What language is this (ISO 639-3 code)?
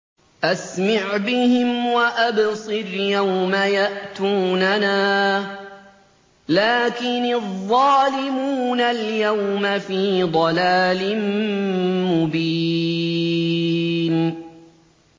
ara